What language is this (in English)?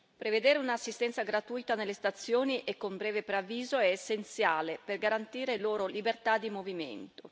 Italian